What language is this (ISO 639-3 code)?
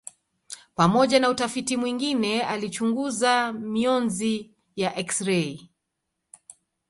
swa